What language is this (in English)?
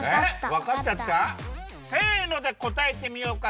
Japanese